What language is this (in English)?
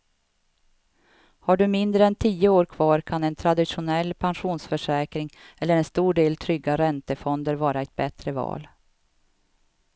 Swedish